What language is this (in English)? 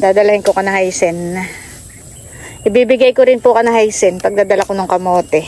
Filipino